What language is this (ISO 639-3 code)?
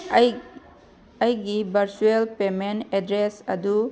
mni